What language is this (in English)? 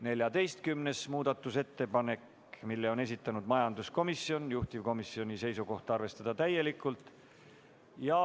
Estonian